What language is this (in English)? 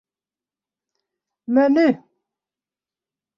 Western Frisian